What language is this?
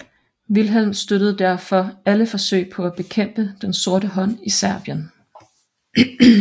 Danish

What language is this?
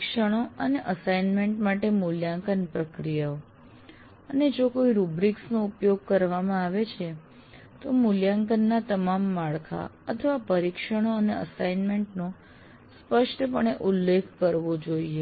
Gujarati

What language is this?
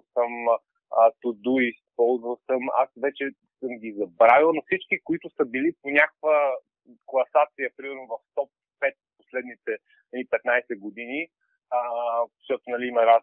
Bulgarian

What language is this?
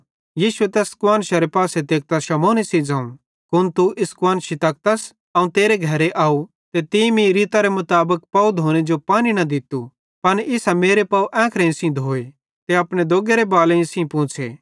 Bhadrawahi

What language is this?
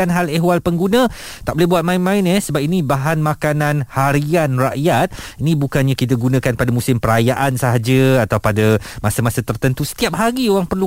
Malay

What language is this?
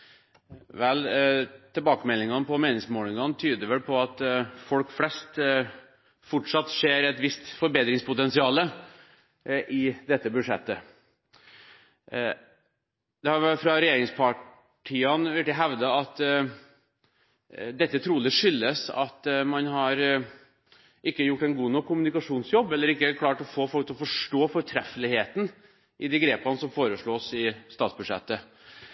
Norwegian Bokmål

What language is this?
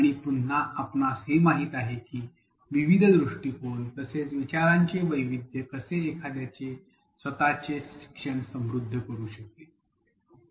Marathi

